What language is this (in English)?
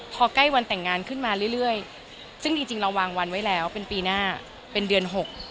Thai